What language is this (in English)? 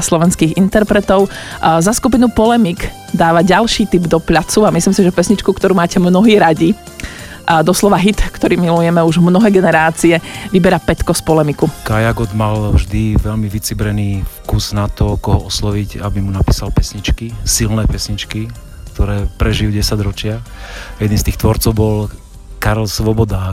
Slovak